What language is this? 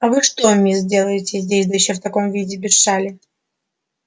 Russian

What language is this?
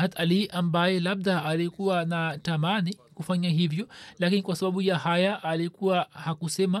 Swahili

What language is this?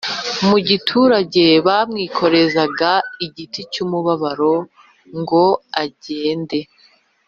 Kinyarwanda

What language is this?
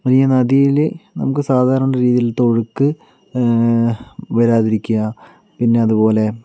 Malayalam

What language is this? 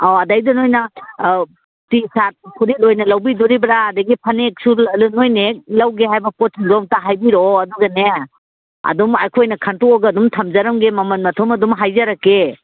Manipuri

